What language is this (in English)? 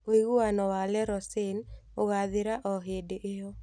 Kikuyu